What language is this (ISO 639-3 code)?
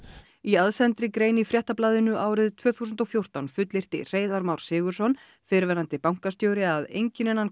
isl